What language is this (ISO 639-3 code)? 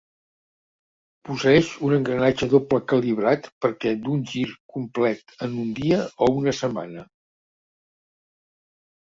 cat